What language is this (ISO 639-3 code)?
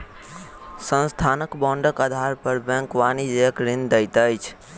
mai